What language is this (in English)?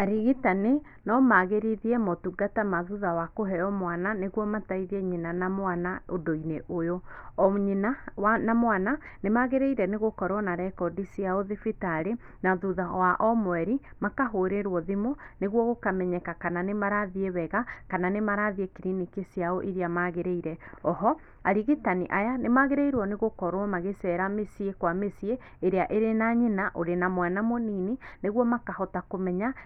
Kikuyu